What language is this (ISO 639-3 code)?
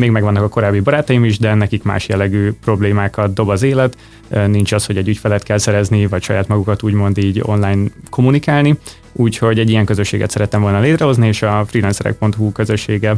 hun